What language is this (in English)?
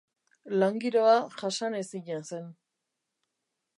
Basque